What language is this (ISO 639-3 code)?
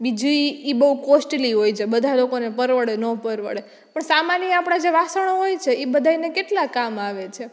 guj